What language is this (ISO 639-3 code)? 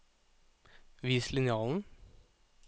nor